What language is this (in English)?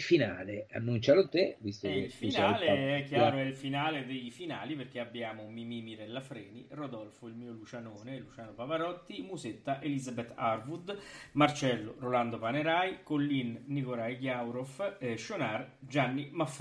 Italian